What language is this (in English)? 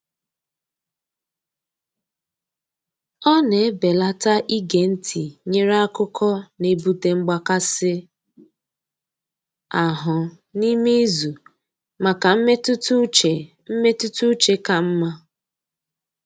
Igbo